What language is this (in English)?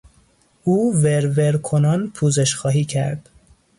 Persian